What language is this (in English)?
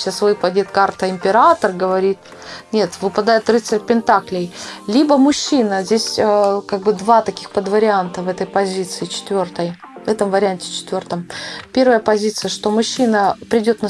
Russian